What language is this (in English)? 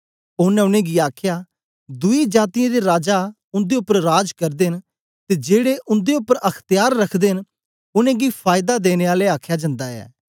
Dogri